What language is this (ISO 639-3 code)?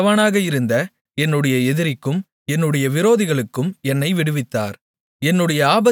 tam